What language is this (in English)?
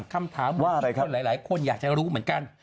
Thai